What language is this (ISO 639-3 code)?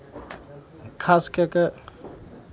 mai